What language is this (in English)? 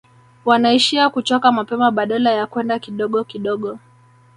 Swahili